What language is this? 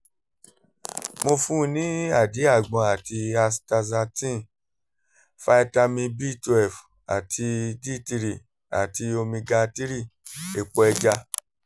Yoruba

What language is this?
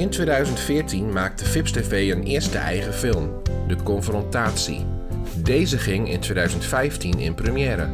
Dutch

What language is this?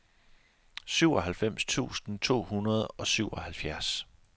Danish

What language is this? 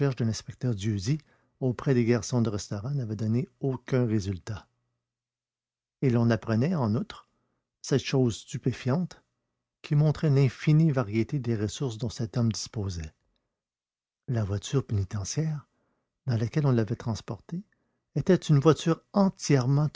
French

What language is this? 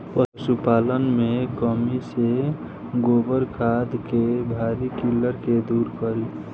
Bhojpuri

